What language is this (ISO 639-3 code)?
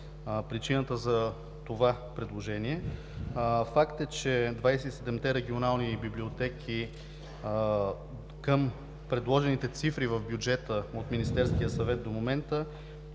bul